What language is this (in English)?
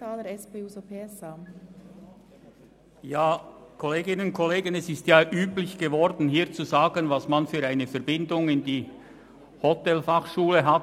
Swiss German